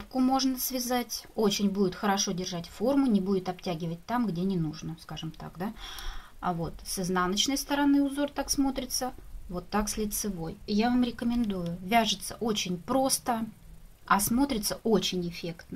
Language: Russian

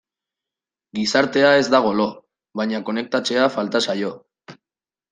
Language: Basque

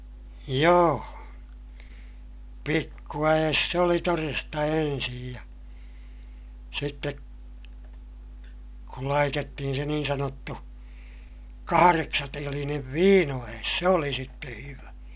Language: Finnish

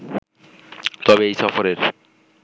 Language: Bangla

